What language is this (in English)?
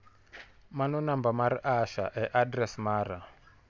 Luo (Kenya and Tanzania)